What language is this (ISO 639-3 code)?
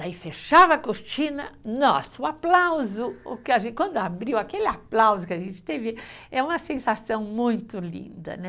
por